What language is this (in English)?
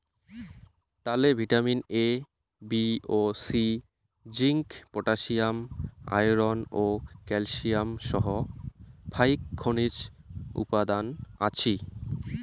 Bangla